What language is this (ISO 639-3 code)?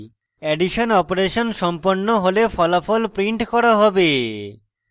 ben